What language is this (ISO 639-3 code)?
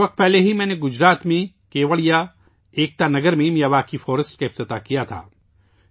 urd